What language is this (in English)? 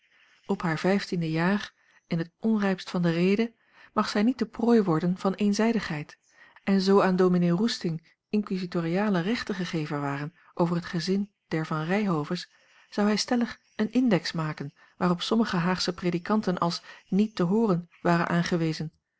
Dutch